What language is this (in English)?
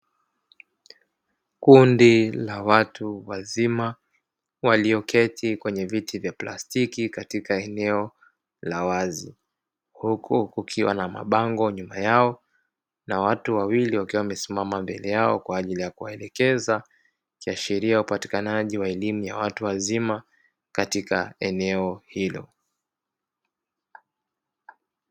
Swahili